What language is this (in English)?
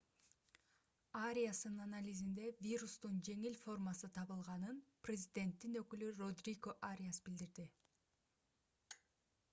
Kyrgyz